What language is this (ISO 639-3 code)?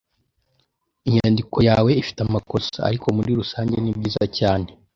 kin